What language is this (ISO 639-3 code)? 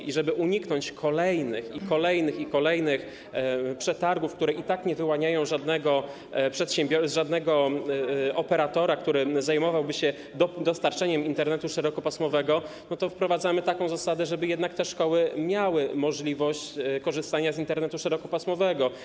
pol